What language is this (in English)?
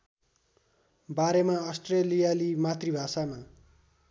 Nepali